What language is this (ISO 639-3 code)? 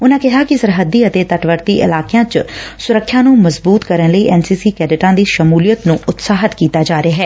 pan